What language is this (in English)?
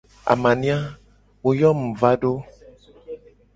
Gen